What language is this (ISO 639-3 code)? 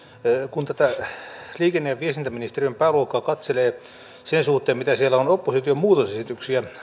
fin